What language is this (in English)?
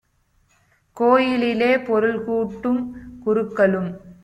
Tamil